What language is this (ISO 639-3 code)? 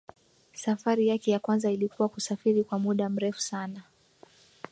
swa